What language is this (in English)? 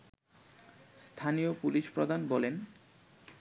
Bangla